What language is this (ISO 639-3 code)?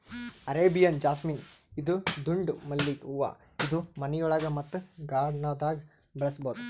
kan